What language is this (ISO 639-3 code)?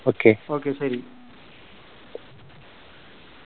mal